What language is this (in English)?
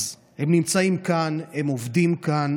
Hebrew